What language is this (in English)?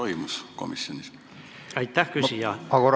Estonian